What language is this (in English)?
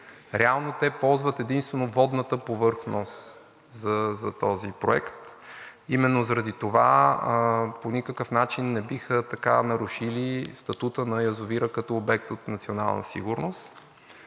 Bulgarian